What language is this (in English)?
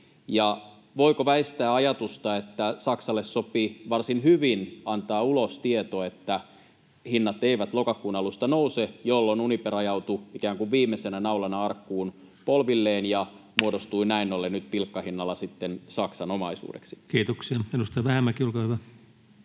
Finnish